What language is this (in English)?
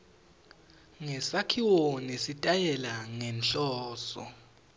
Swati